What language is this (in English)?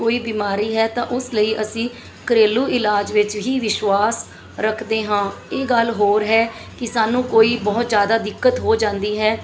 Punjabi